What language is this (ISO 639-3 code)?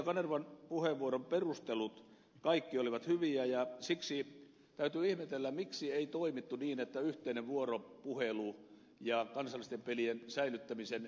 fin